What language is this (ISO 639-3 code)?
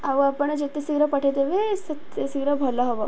ori